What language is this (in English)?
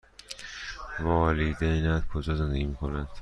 Persian